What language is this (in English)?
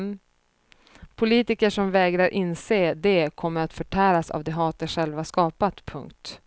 Swedish